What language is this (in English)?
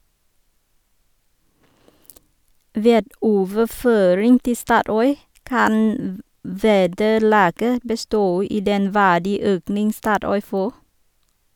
Norwegian